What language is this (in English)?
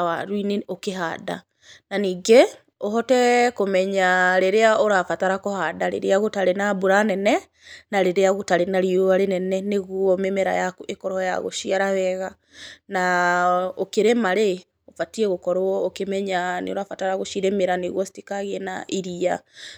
Kikuyu